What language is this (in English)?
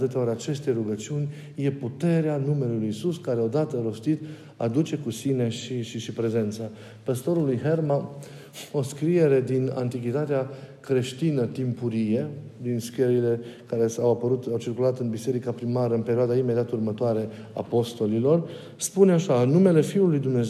Romanian